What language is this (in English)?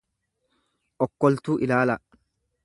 Oromo